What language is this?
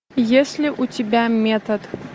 Russian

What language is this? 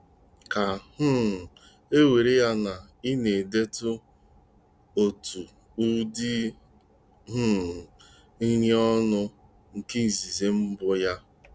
Igbo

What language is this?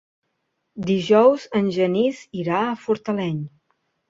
Catalan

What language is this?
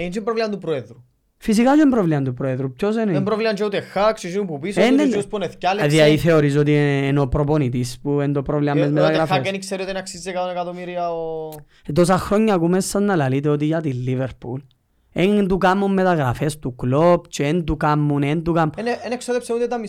Greek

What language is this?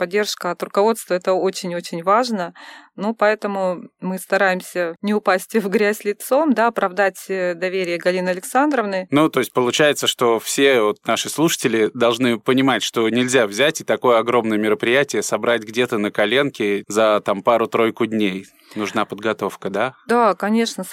Russian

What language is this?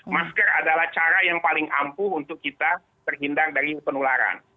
Indonesian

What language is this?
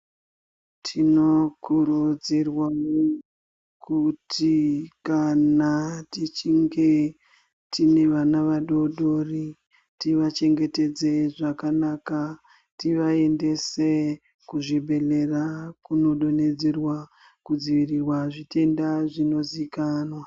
Ndau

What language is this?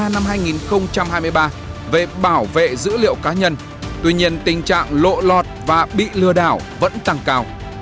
Vietnamese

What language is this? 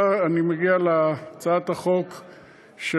Hebrew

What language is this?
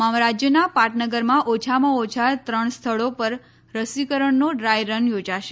Gujarati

